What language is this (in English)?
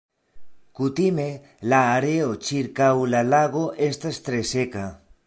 Esperanto